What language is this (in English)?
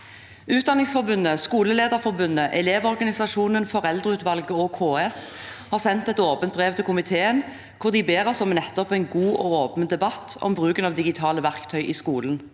Norwegian